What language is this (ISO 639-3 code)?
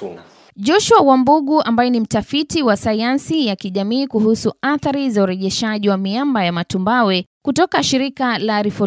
swa